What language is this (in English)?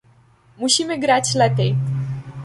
Polish